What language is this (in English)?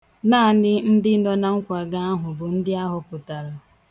Igbo